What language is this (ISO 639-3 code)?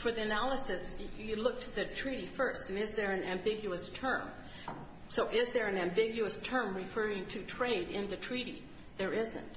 eng